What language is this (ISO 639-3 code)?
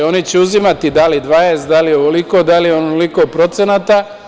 srp